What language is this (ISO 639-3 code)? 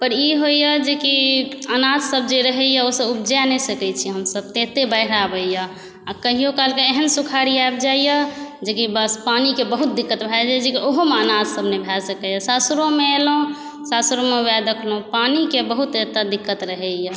mai